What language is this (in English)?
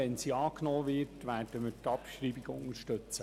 Swiss German